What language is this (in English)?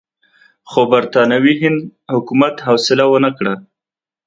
Pashto